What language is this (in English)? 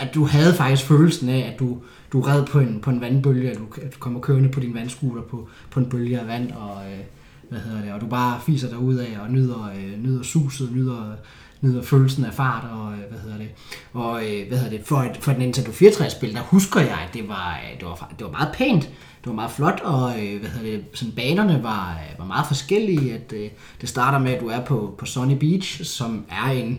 Danish